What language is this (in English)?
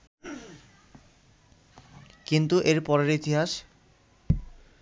Bangla